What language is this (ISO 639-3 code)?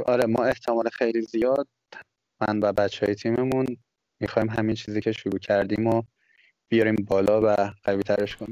fas